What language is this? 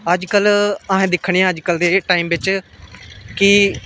Dogri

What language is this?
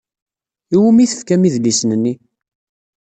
Kabyle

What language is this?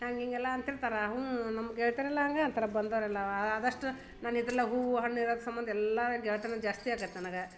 Kannada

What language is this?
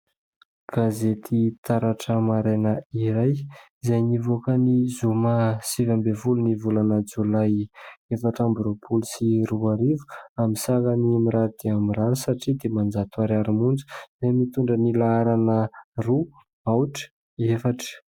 Malagasy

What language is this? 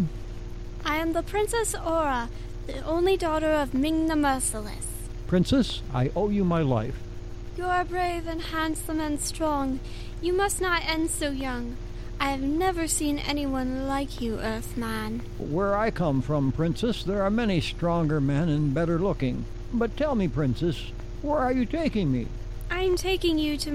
English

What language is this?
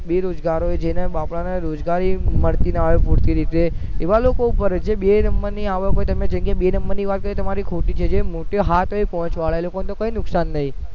Gujarati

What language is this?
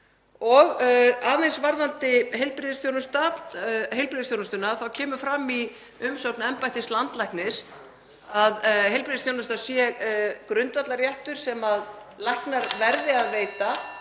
Icelandic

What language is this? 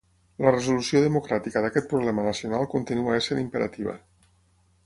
Catalan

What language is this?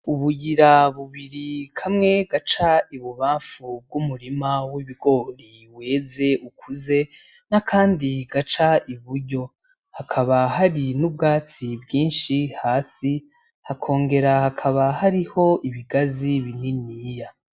Rundi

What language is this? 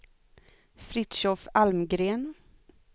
Swedish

